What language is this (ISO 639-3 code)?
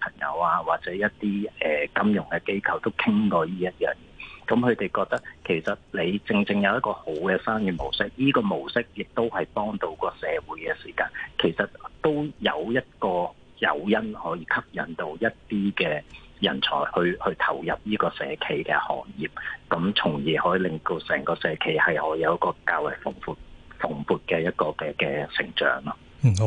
zho